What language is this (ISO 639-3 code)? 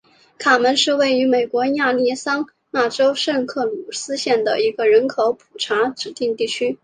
zho